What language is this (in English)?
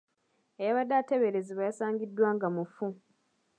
Ganda